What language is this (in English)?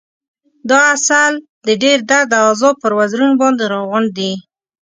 Pashto